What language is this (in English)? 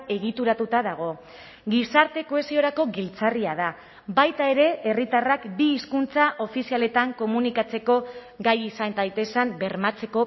Basque